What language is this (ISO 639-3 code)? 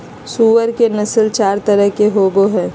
mag